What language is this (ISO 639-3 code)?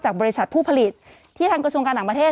tha